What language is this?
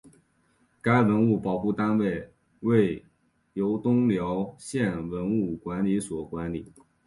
Chinese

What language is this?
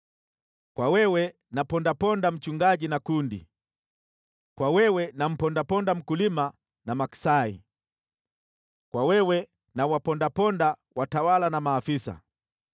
Swahili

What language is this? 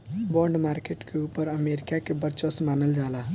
Bhojpuri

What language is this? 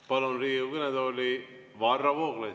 Estonian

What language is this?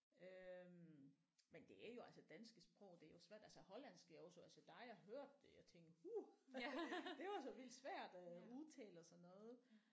Danish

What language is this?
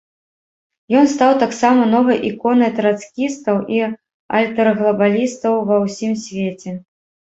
Belarusian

